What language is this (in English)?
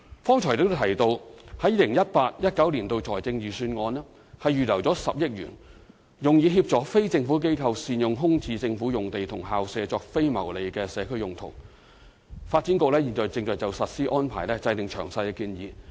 Cantonese